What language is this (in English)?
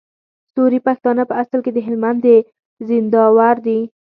Pashto